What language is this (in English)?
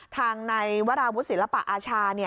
Thai